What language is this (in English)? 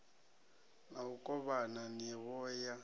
Venda